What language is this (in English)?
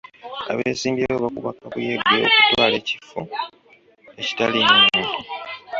Ganda